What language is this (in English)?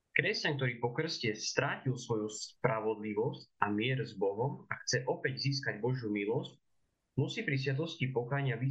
Slovak